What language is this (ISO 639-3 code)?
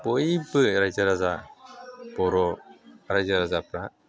brx